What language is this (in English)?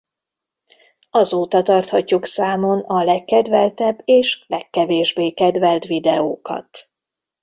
Hungarian